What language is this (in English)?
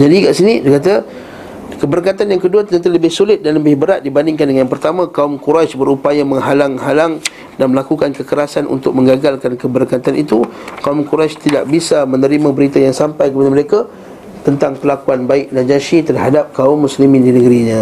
Malay